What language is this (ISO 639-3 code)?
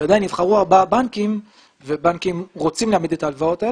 heb